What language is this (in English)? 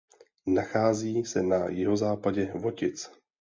Czech